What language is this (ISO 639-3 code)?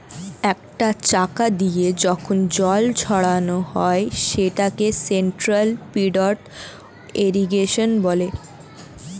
ben